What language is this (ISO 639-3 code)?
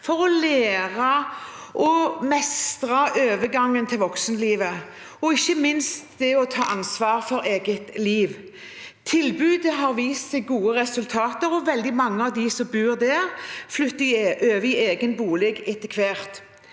nor